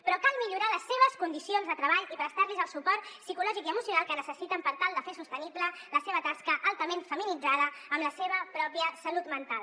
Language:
Catalan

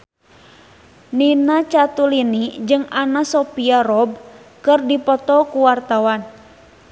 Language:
Sundanese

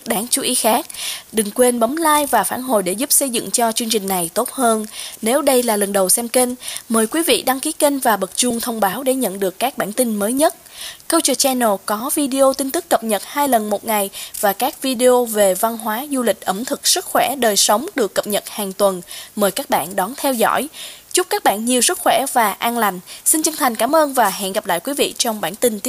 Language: Vietnamese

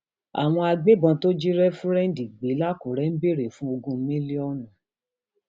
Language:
Yoruba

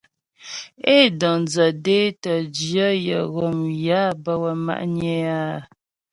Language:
Ghomala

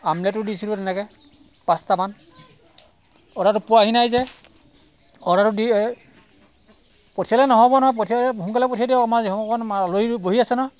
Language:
Assamese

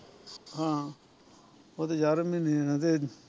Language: Punjabi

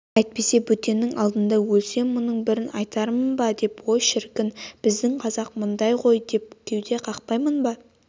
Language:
Kazakh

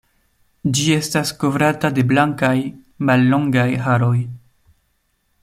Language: Esperanto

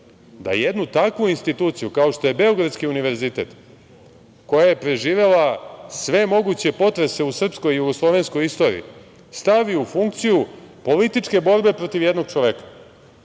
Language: Serbian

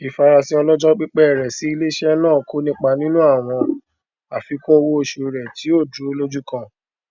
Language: Yoruba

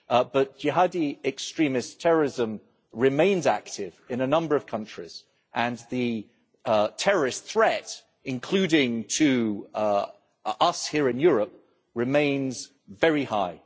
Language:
English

